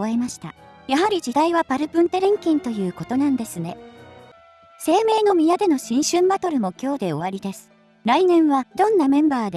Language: Japanese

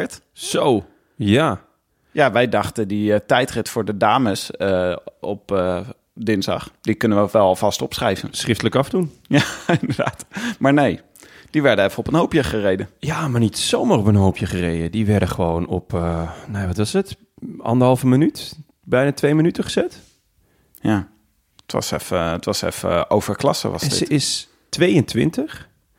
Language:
Dutch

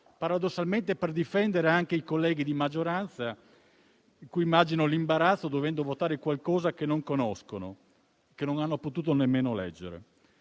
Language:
Italian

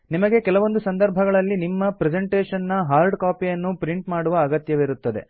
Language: Kannada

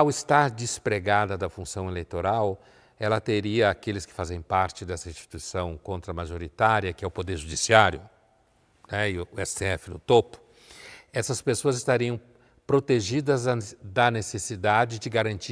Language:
Portuguese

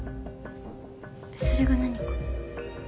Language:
Japanese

